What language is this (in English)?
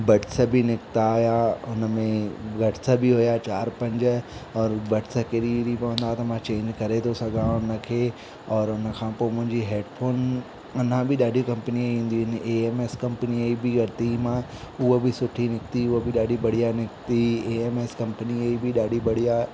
Sindhi